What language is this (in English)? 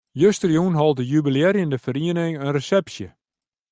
Western Frisian